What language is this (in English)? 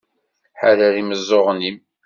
Kabyle